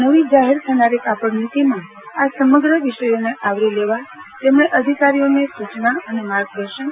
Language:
Gujarati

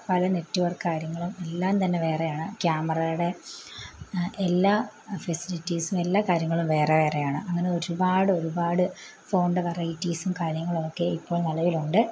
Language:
Malayalam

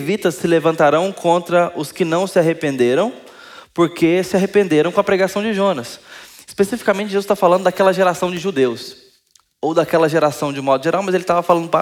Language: Portuguese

